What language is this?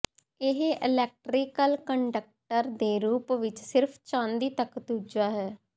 Punjabi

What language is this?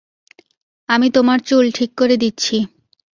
Bangla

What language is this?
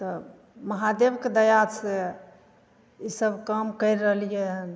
Maithili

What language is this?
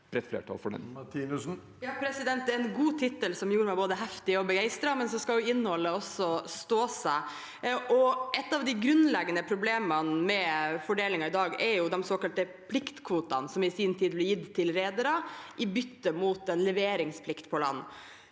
Norwegian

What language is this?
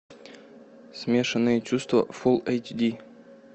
Russian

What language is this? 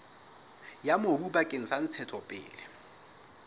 Southern Sotho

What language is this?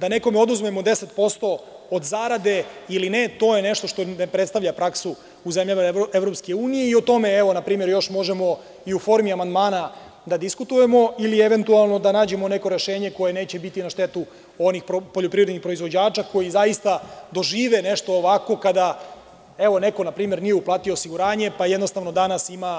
Serbian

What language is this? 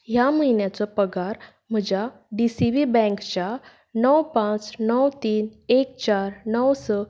Konkani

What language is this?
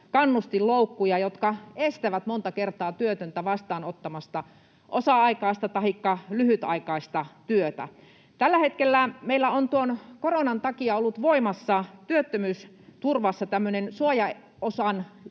Finnish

